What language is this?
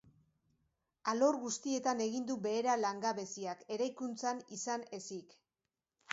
Basque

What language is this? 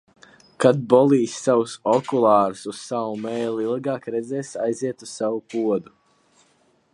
Latvian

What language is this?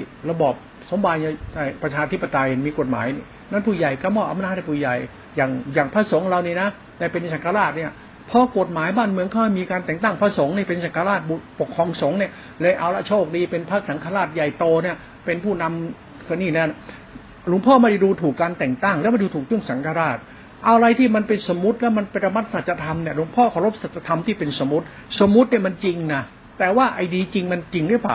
Thai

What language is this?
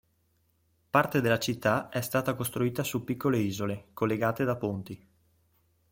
Italian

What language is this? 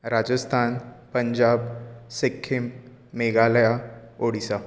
Konkani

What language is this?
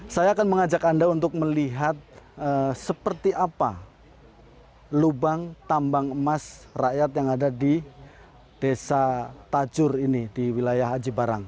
Indonesian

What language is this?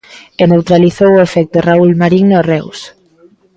Galician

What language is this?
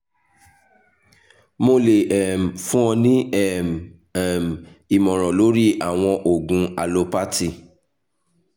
Yoruba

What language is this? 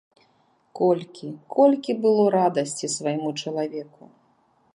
Belarusian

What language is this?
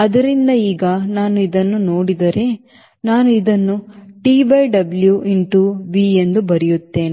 Kannada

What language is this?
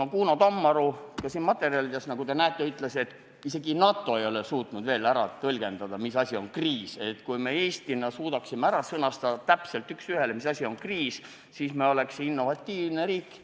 Estonian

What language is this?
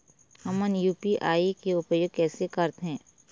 Chhattisgarhi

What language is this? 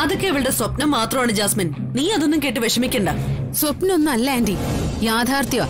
Malayalam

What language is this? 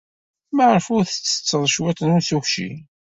Kabyle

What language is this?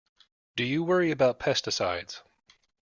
English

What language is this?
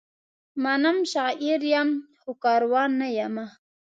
Pashto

